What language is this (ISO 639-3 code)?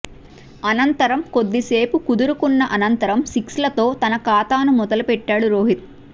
tel